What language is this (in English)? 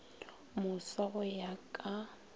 Northern Sotho